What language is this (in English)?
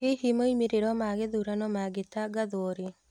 Kikuyu